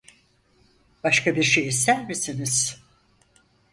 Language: Turkish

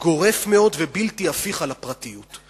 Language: Hebrew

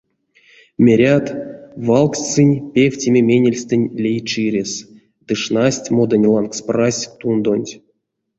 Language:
Erzya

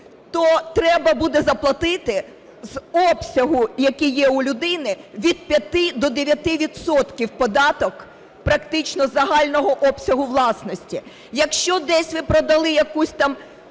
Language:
Ukrainian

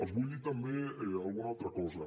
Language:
Catalan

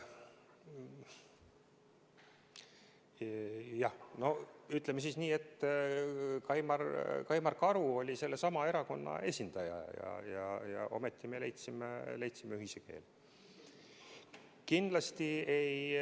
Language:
Estonian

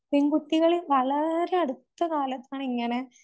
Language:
Malayalam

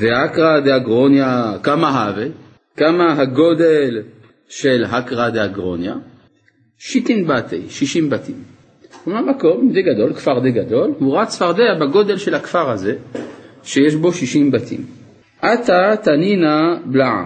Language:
Hebrew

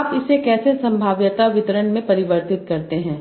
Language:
Hindi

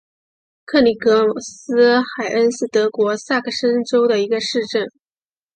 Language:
Chinese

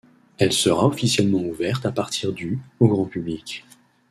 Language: French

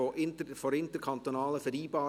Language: Swiss German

